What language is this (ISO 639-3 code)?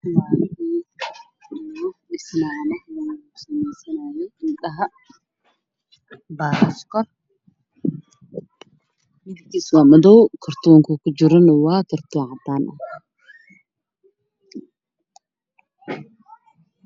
som